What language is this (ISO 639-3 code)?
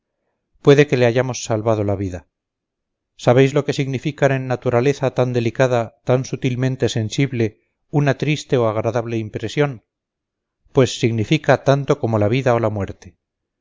spa